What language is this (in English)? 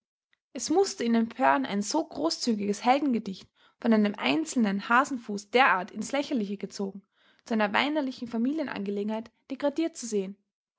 German